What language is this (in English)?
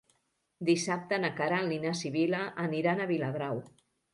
Catalan